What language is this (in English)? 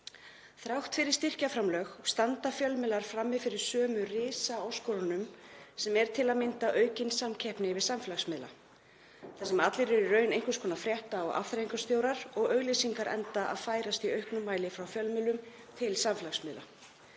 Icelandic